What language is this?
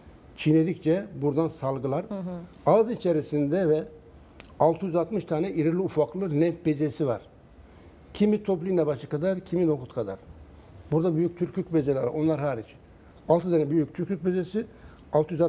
Turkish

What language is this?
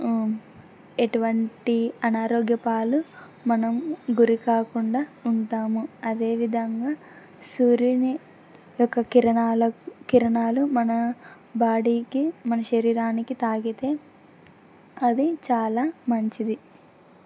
Telugu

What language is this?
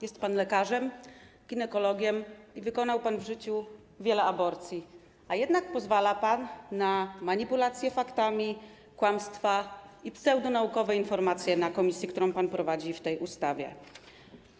Polish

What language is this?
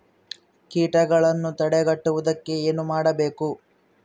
Kannada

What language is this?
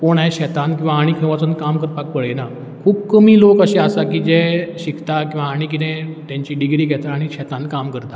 Konkani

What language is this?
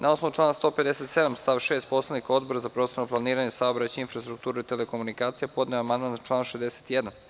Serbian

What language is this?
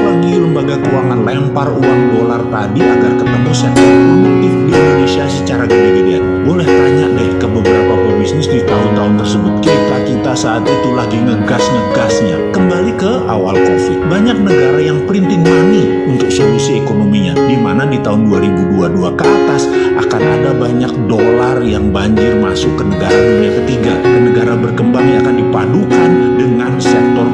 Indonesian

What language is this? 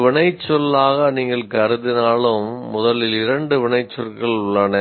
Tamil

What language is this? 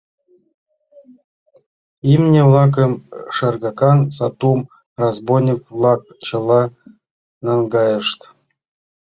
Mari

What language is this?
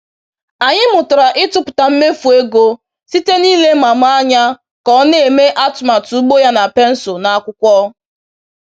Igbo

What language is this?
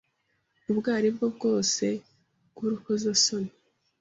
Kinyarwanda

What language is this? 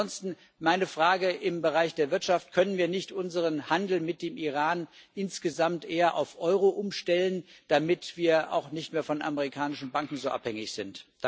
German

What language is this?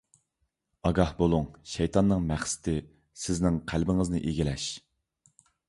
Uyghur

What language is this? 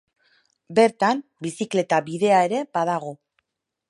Basque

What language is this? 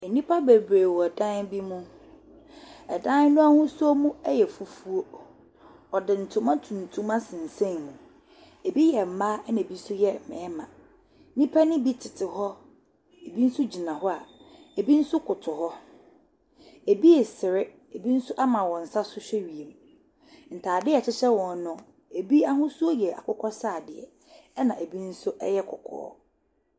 Akan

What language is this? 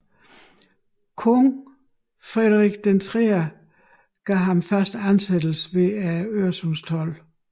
Danish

